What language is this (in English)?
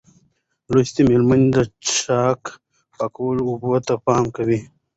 Pashto